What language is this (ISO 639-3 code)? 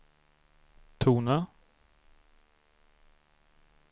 swe